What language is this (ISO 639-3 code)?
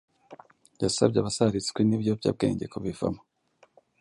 kin